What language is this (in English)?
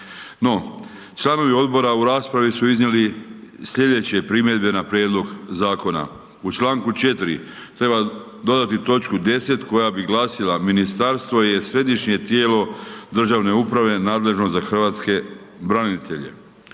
Croatian